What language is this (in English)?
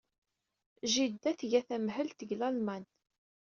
Kabyle